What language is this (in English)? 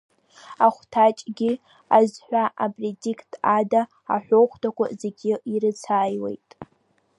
Abkhazian